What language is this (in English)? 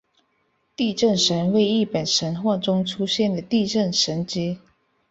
Chinese